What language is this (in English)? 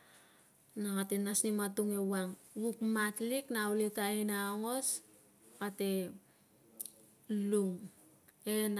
Tungag